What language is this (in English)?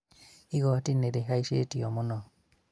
Kikuyu